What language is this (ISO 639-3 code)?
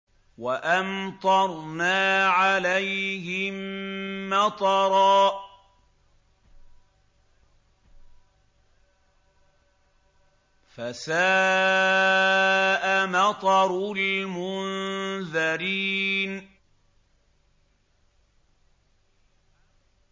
ara